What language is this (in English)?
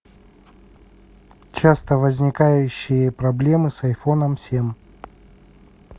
Russian